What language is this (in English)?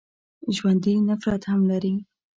Pashto